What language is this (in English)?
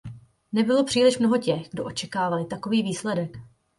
Czech